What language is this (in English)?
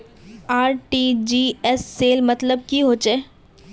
Magahi